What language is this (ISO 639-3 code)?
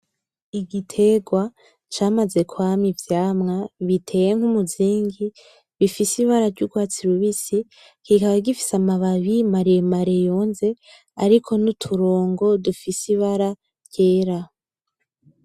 run